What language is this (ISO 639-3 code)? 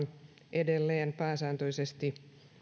fin